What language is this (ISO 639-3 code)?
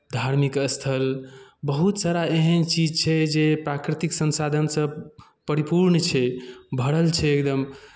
mai